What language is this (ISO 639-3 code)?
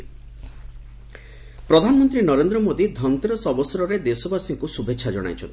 ori